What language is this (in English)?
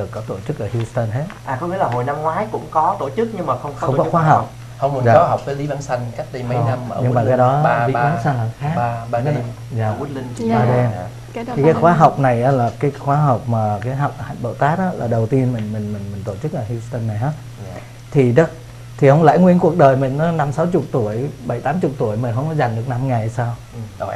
Vietnamese